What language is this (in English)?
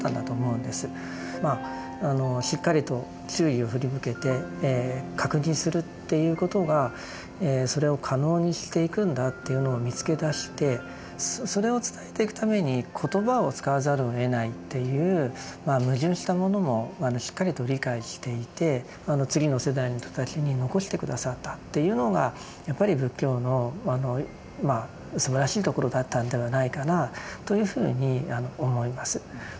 Japanese